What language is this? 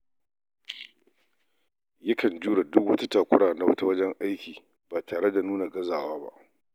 Hausa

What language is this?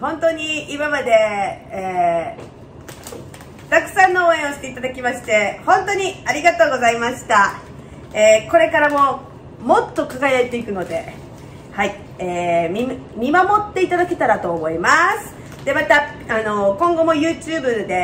Japanese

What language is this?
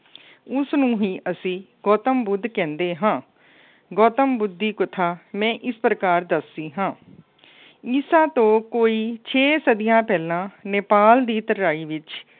Punjabi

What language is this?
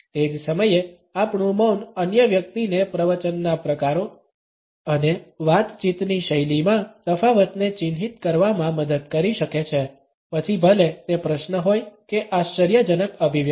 Gujarati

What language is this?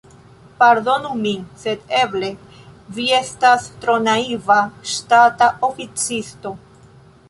Esperanto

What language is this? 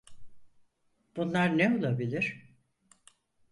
Turkish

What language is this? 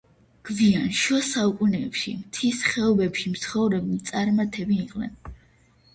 Georgian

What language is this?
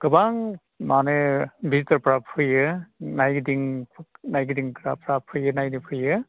Bodo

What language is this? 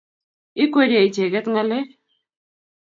Kalenjin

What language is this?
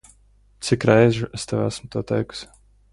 Latvian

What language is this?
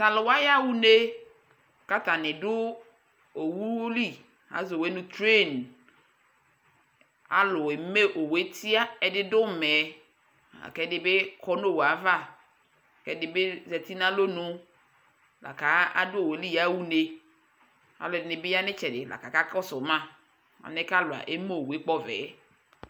Ikposo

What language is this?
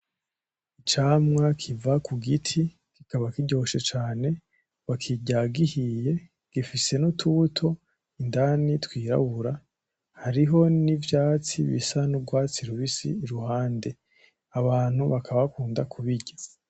Rundi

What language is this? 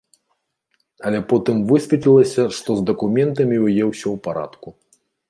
Belarusian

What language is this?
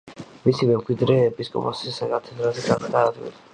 Georgian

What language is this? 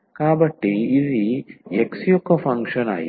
Telugu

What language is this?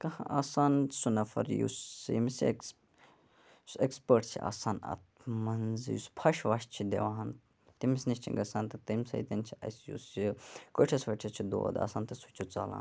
Kashmiri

